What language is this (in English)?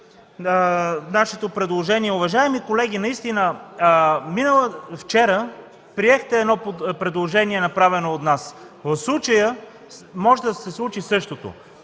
Bulgarian